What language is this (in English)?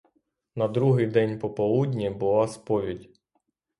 Ukrainian